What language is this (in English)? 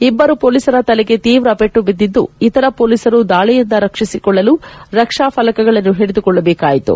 Kannada